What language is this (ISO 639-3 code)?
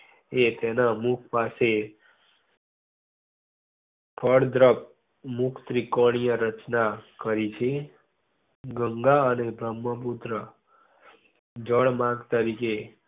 guj